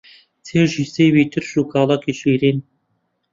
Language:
Central Kurdish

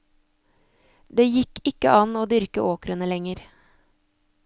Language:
Norwegian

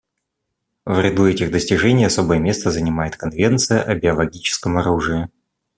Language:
Russian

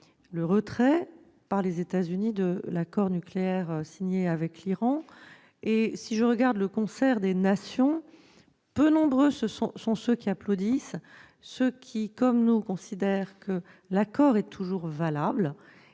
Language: French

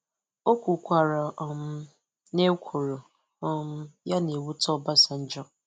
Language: Igbo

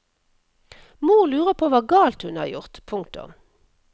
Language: Norwegian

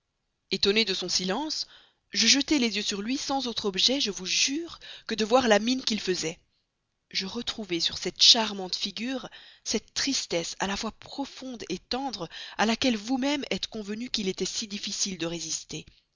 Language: French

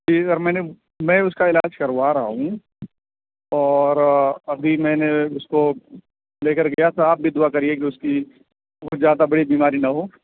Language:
Urdu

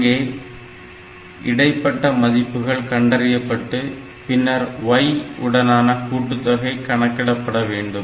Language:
Tamil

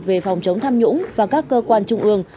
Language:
Vietnamese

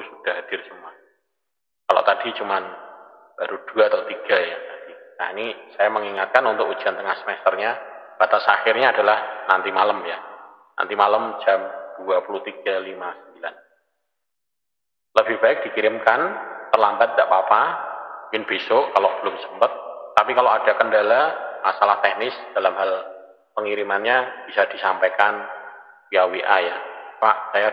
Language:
Indonesian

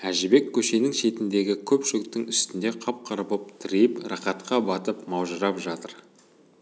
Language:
Kazakh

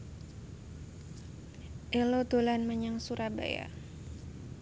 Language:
Javanese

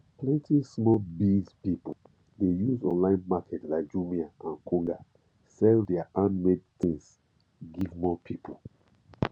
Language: Nigerian Pidgin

